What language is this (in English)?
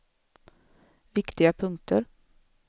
Swedish